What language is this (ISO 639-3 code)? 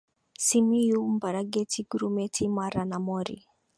swa